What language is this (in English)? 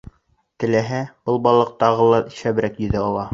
Bashkir